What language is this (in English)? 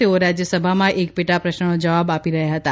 Gujarati